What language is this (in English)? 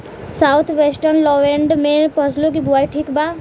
Bhojpuri